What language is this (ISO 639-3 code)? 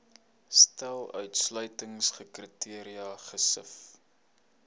afr